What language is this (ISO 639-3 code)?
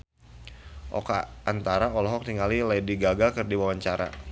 sun